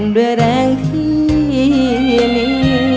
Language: Thai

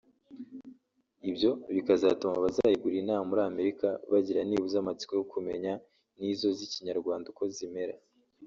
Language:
Kinyarwanda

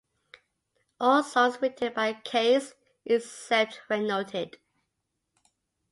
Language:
English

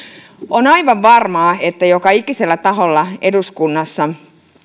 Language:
Finnish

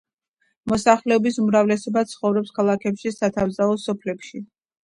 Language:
Georgian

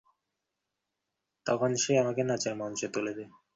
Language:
Bangla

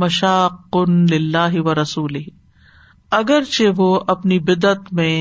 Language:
Urdu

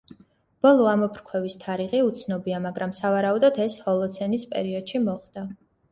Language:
Georgian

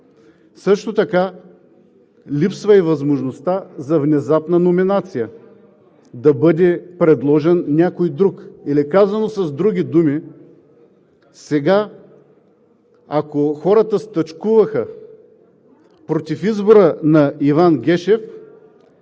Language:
Bulgarian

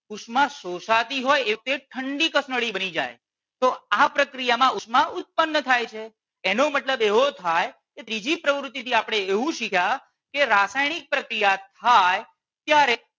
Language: Gujarati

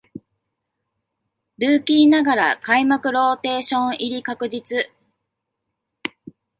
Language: Japanese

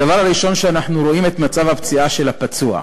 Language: Hebrew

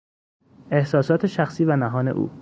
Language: Persian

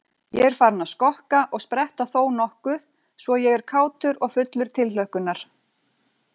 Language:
Icelandic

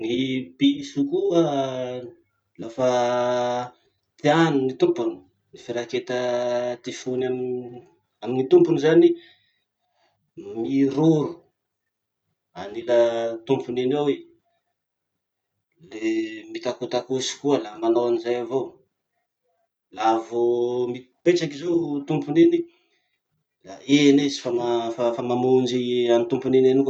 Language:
Masikoro Malagasy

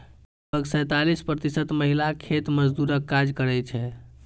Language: Maithili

